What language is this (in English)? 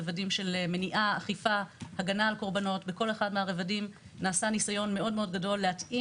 Hebrew